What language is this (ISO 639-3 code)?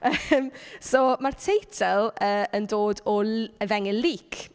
cym